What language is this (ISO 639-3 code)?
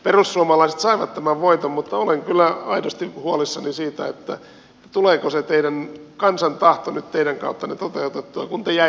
fin